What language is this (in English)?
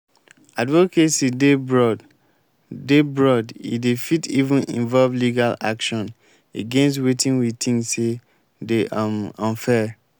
Nigerian Pidgin